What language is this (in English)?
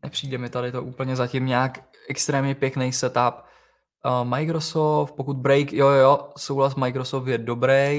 Czech